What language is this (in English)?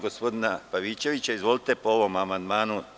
Serbian